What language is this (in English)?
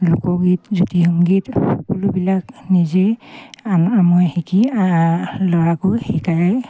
Assamese